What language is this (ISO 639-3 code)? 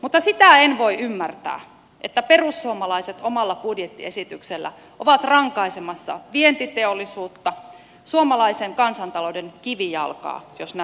fin